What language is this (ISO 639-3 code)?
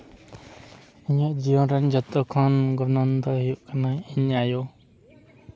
sat